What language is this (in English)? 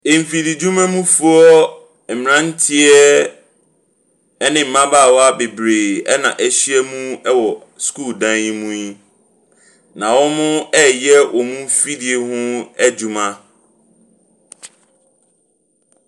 Akan